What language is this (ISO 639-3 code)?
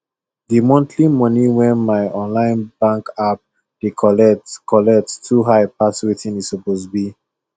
pcm